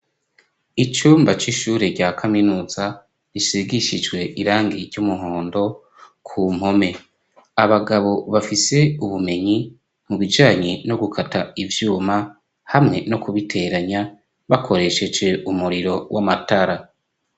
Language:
Rundi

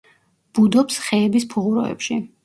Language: Georgian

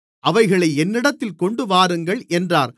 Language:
Tamil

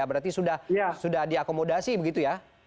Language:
Indonesian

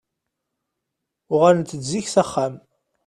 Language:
Kabyle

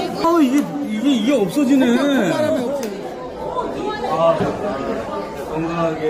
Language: Korean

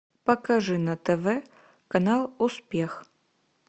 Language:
Russian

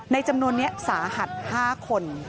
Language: Thai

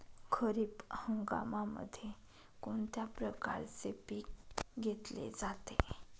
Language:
Marathi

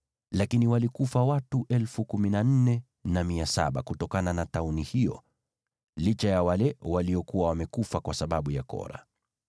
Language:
Swahili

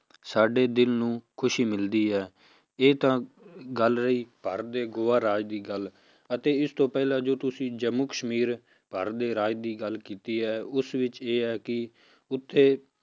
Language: Punjabi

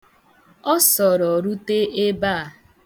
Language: Igbo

